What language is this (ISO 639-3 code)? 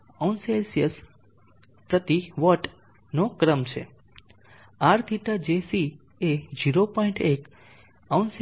guj